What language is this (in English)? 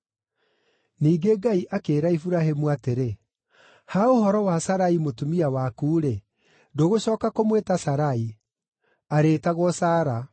Kikuyu